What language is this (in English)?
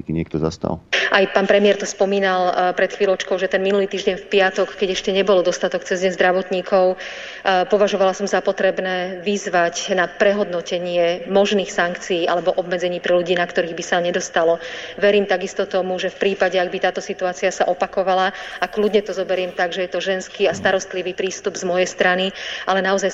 Slovak